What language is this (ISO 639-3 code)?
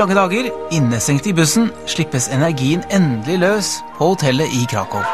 nor